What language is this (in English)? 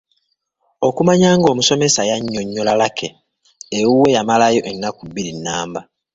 Ganda